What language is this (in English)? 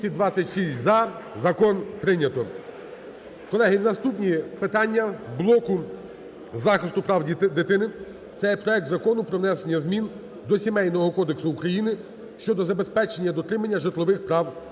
Ukrainian